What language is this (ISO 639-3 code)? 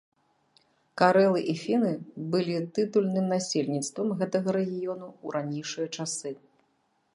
bel